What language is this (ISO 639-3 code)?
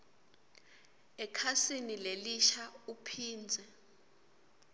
ssw